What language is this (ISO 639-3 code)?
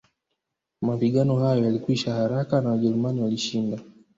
swa